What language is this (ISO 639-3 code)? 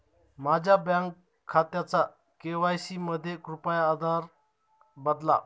mar